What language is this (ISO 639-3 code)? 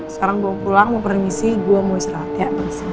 ind